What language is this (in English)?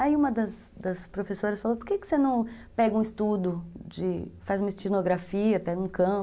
Portuguese